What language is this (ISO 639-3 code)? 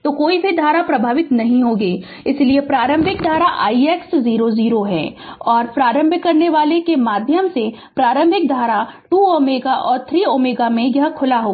hin